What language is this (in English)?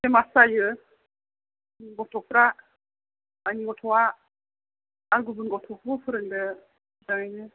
Bodo